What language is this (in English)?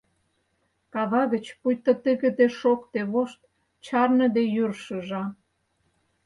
Mari